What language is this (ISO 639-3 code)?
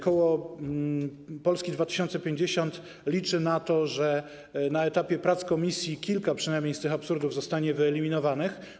pol